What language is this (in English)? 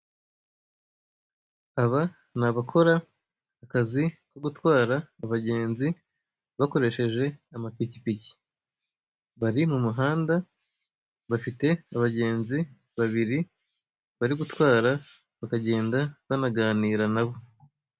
Kinyarwanda